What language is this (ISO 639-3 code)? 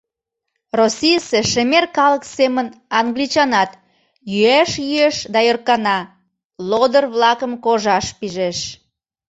chm